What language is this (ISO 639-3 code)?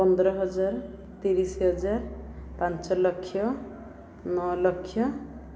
ori